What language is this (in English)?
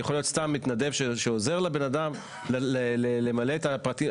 Hebrew